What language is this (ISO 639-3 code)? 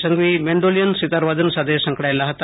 guj